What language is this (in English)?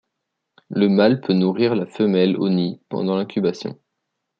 French